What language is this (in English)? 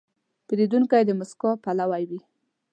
Pashto